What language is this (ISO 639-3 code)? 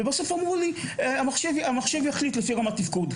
heb